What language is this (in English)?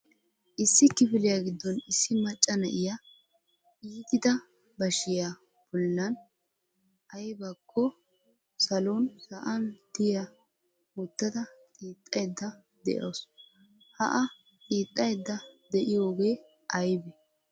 Wolaytta